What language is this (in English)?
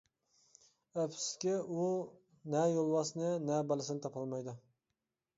Uyghur